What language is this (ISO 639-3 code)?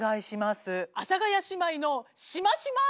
jpn